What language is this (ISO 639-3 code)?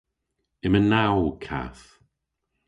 cor